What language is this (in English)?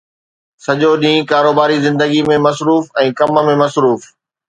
Sindhi